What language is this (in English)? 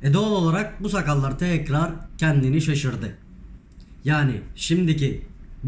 Turkish